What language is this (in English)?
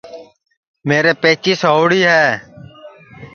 Sansi